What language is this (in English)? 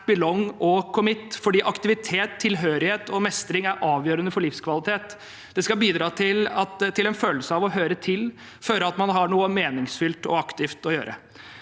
Norwegian